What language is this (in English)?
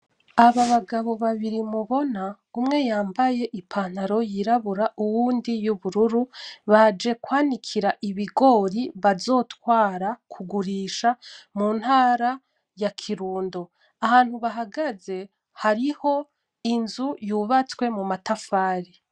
Rundi